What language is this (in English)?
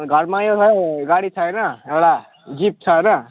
Nepali